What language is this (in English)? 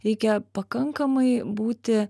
Lithuanian